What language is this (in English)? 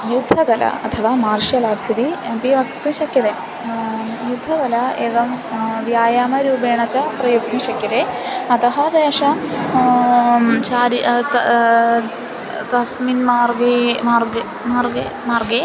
Sanskrit